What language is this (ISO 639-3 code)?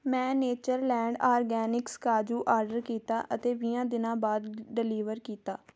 pan